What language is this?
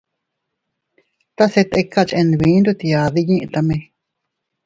Teutila Cuicatec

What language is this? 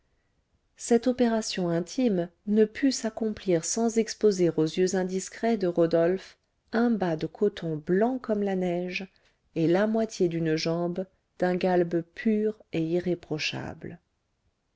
French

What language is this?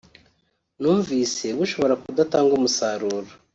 Kinyarwanda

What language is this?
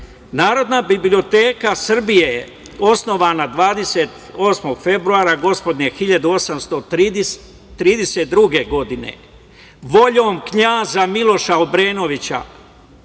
Serbian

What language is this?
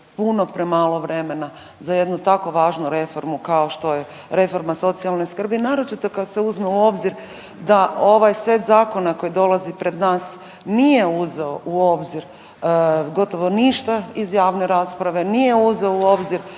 Croatian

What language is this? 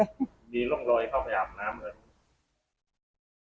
Thai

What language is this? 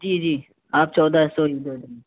Urdu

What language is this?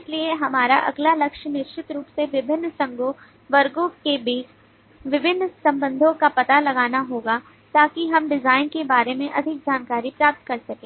Hindi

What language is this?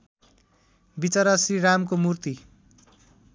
Nepali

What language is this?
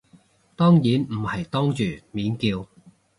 Cantonese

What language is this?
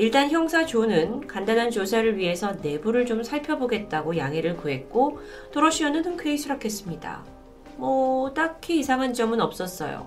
Korean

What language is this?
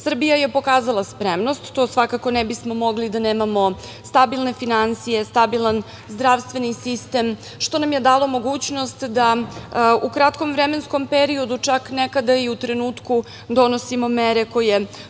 Serbian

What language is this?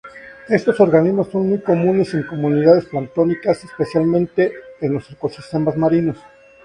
Spanish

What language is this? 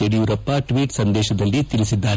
Kannada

